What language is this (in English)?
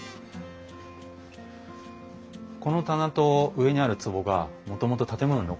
Japanese